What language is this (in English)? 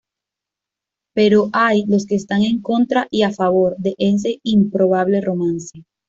Spanish